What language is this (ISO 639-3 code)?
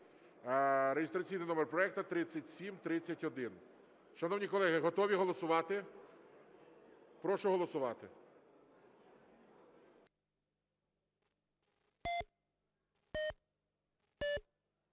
ukr